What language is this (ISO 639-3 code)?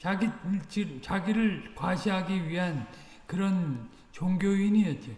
kor